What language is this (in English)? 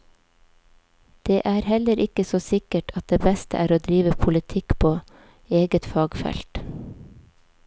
Norwegian